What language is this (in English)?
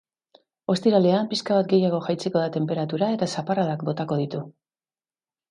Basque